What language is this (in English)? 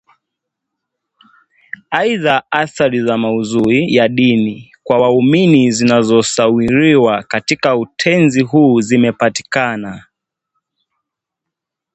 Swahili